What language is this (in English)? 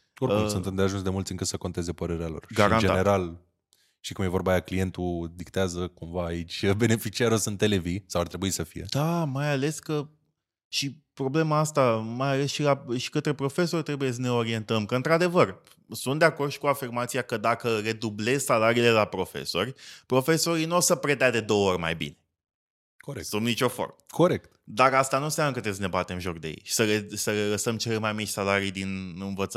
Romanian